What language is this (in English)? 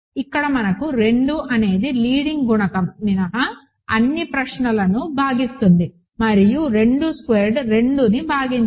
Telugu